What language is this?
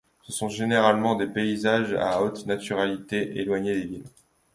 French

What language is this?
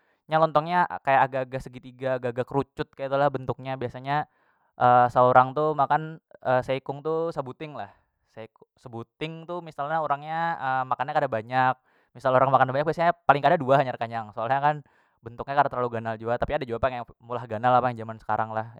Banjar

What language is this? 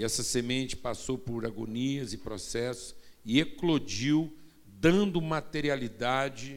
Portuguese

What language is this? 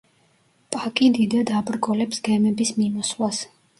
Georgian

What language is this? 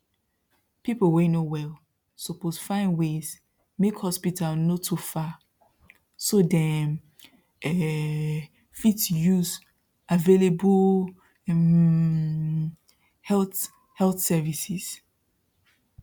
Nigerian Pidgin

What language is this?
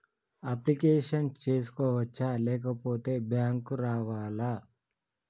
Telugu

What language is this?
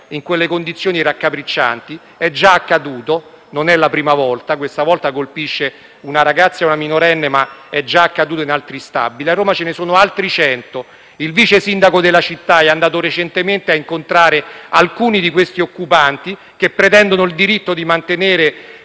Italian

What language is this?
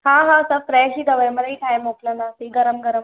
Sindhi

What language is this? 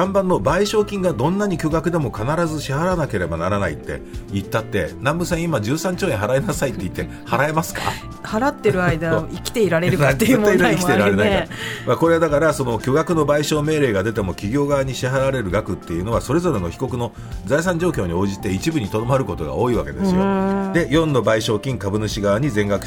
Japanese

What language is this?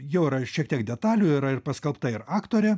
Lithuanian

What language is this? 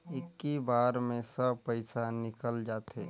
Chhattisgarhi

